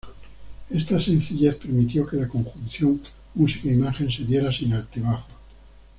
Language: Spanish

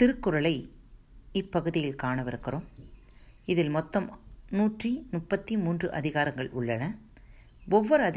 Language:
Tamil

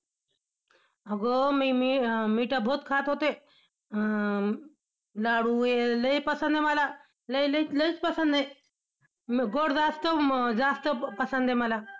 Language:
Marathi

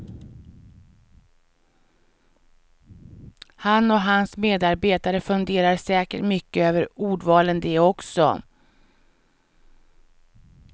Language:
Swedish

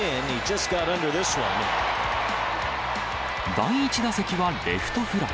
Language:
Japanese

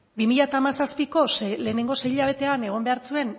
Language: Basque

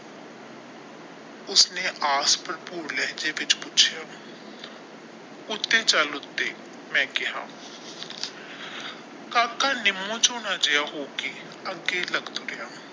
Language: Punjabi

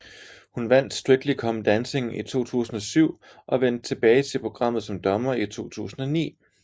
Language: Danish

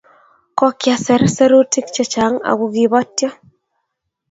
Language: Kalenjin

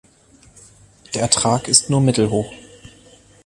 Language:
German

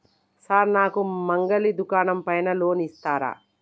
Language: Telugu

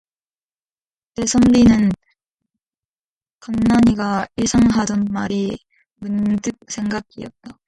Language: Korean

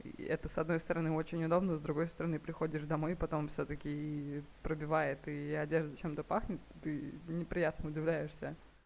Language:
Russian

